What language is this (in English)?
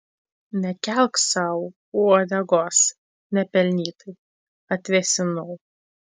Lithuanian